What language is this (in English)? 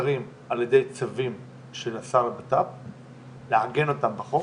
Hebrew